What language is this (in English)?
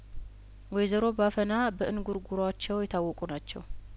Amharic